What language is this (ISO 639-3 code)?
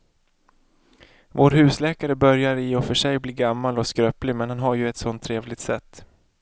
swe